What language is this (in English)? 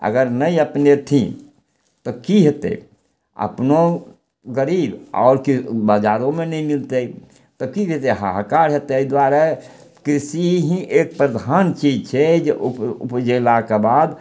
Maithili